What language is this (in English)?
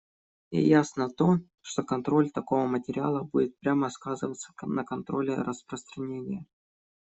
Russian